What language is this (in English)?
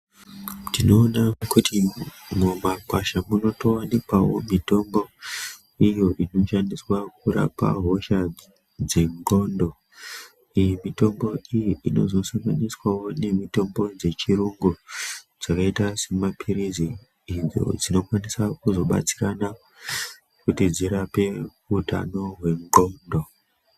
Ndau